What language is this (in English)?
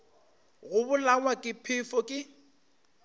Northern Sotho